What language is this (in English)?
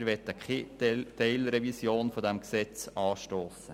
Swiss German